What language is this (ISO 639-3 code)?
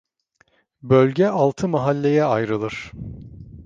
tur